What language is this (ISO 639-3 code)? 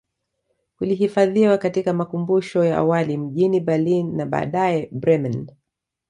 swa